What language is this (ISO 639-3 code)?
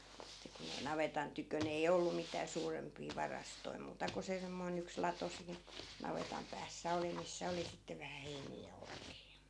fin